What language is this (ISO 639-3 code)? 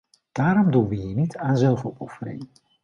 nld